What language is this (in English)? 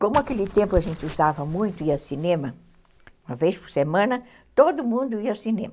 Portuguese